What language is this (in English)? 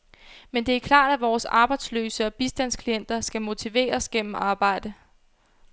Danish